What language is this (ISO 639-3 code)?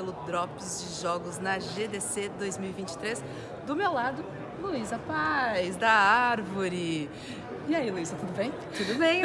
por